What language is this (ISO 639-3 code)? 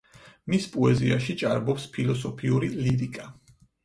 kat